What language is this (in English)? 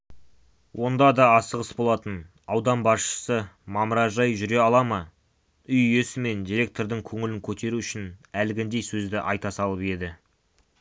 Kazakh